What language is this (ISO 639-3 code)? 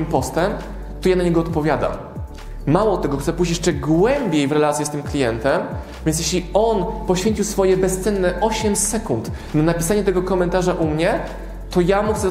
pol